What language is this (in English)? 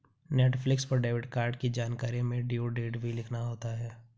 Hindi